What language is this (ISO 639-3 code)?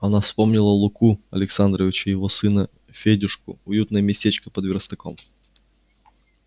rus